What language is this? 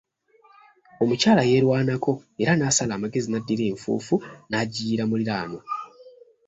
Ganda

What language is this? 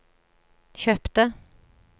Norwegian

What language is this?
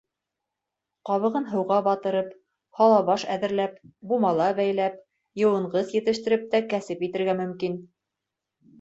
Bashkir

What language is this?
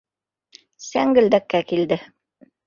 Bashkir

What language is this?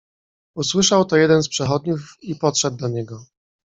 Polish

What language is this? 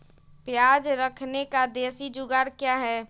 Magahi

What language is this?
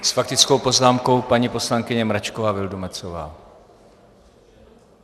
Czech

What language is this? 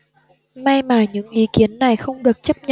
Vietnamese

